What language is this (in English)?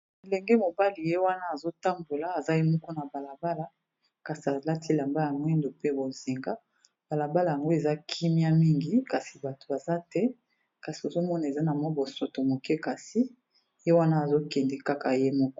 Lingala